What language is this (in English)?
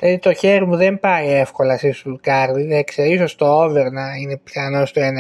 Greek